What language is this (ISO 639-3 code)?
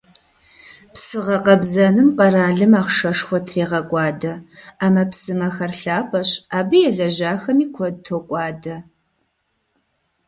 kbd